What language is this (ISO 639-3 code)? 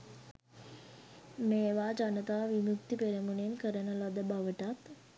sin